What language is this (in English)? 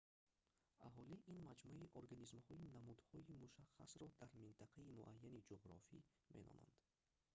Tajik